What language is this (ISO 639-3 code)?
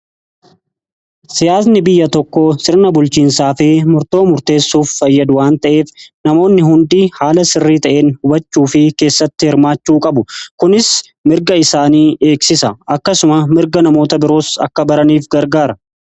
orm